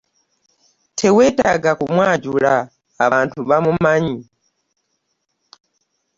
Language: Ganda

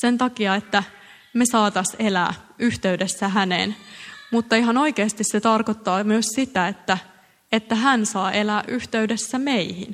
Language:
Finnish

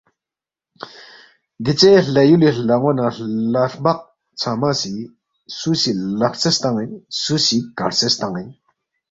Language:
Balti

